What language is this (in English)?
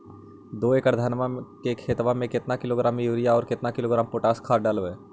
Magahi